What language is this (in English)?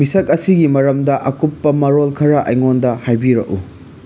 Manipuri